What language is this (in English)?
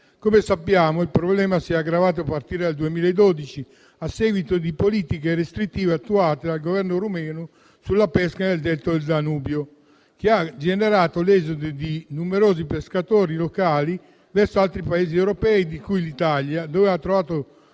Italian